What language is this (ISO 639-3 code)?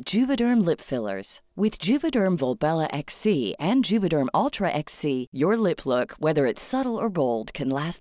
fil